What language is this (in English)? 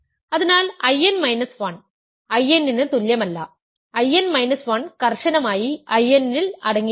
Malayalam